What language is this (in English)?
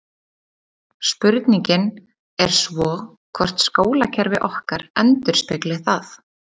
Icelandic